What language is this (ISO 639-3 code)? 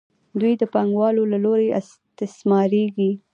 pus